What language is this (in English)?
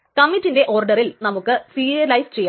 Malayalam